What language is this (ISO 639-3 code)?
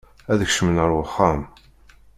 kab